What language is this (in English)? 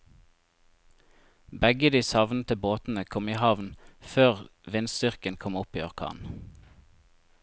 Norwegian